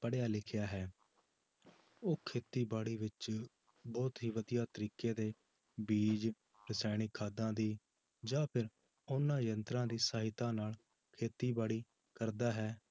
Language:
Punjabi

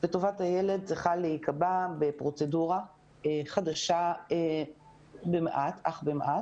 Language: Hebrew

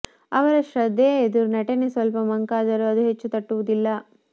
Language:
Kannada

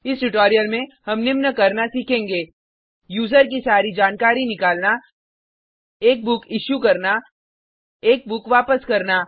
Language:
Hindi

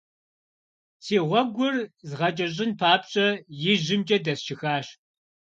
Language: Kabardian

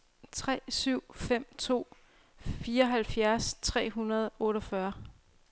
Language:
Danish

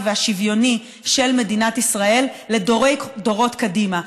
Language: Hebrew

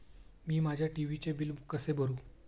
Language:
Marathi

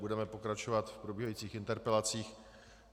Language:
Czech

